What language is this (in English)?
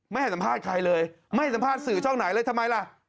Thai